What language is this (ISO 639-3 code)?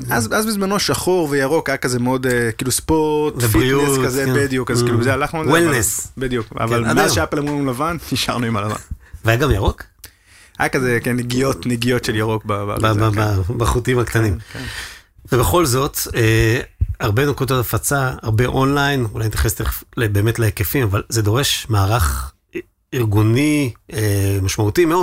heb